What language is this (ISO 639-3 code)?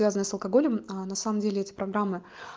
rus